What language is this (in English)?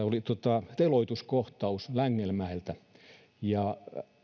Finnish